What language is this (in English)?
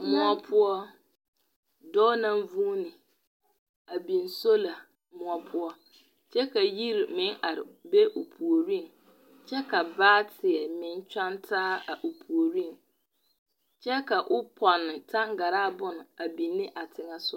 Southern Dagaare